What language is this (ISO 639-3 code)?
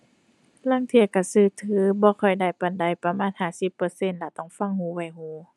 tha